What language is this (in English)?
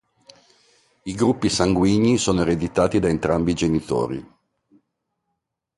Italian